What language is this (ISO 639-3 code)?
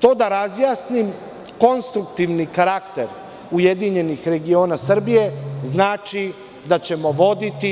srp